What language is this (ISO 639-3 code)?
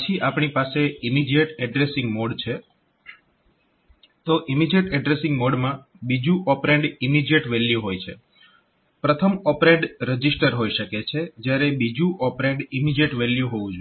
guj